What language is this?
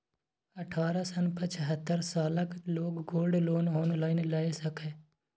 Maithili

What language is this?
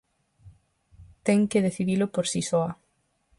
Galician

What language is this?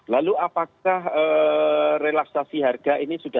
Indonesian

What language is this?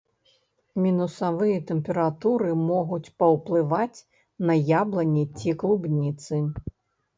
Belarusian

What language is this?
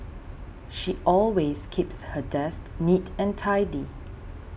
English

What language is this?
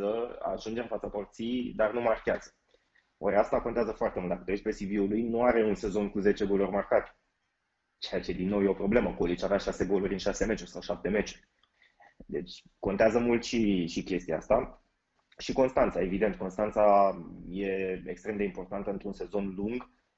Romanian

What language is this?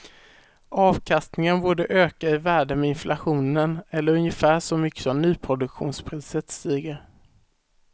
Swedish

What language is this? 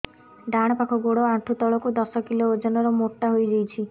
Odia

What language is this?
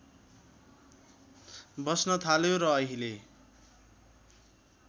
Nepali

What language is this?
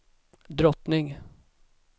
Swedish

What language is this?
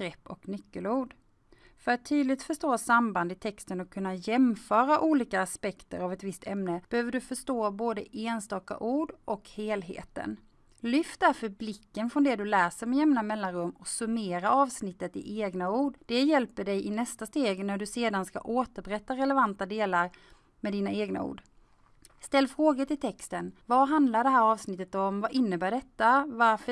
Swedish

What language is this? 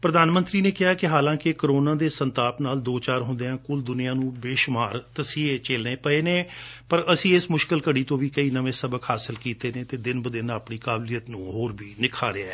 Punjabi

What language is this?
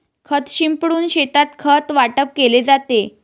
Marathi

